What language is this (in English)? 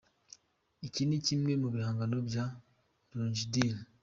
Kinyarwanda